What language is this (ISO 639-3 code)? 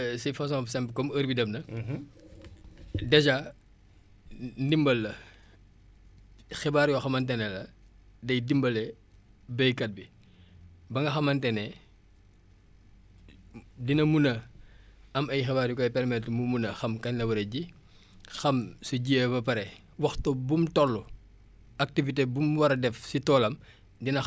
wol